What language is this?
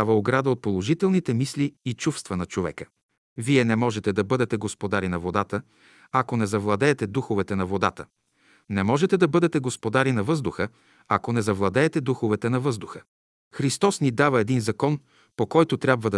Bulgarian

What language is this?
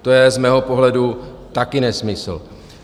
Czech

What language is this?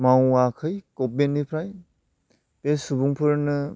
Bodo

